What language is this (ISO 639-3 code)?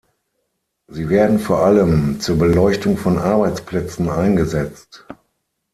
deu